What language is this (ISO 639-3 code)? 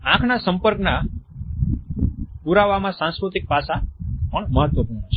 guj